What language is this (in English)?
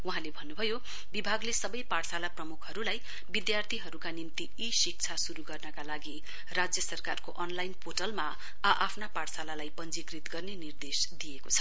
Nepali